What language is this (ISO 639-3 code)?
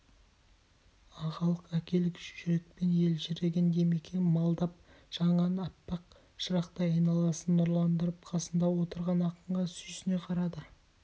kaz